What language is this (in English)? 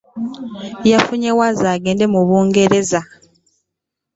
Ganda